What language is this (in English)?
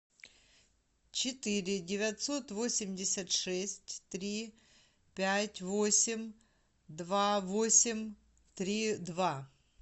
Russian